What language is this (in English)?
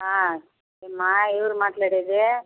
Telugu